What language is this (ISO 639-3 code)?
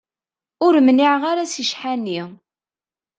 kab